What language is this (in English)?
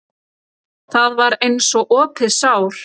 Icelandic